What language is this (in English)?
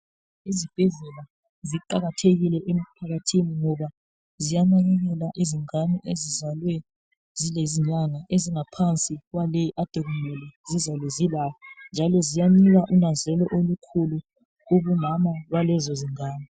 North Ndebele